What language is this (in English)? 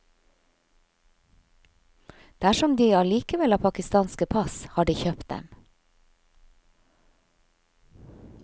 Norwegian